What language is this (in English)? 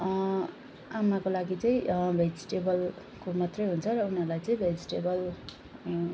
Nepali